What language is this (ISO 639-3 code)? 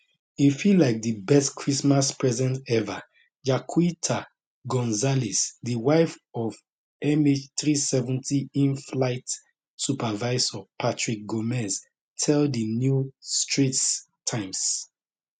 pcm